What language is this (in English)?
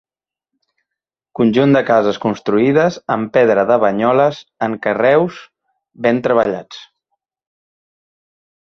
Catalan